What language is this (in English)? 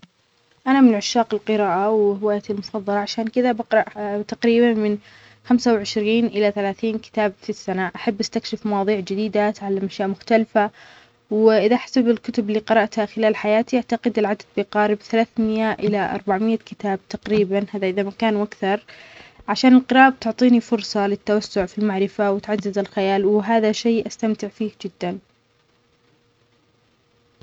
Omani Arabic